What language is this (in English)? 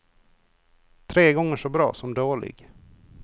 Swedish